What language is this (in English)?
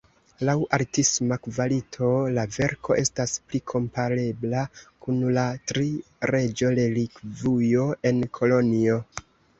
Esperanto